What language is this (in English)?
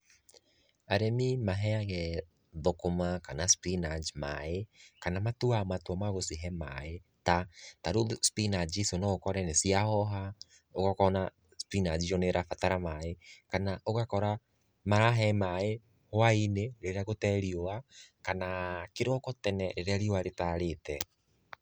Kikuyu